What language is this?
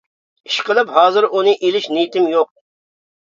Uyghur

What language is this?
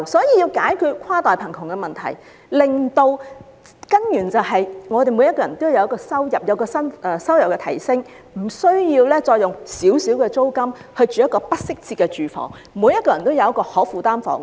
Cantonese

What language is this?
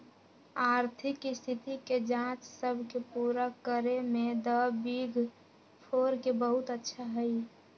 Magahi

